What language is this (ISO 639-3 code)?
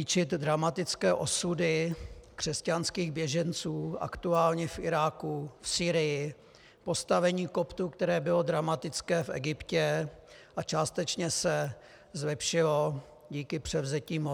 ces